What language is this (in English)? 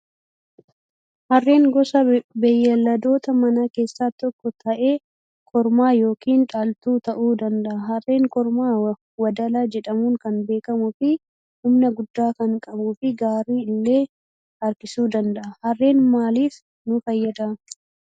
Oromo